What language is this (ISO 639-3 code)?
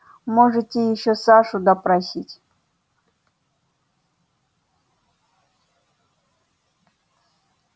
rus